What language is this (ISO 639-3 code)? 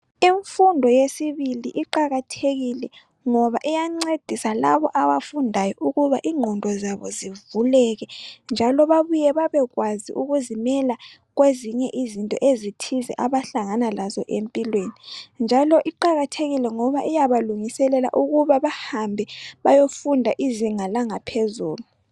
nde